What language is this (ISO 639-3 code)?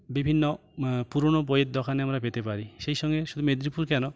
ben